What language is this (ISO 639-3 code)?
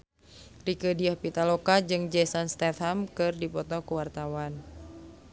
sun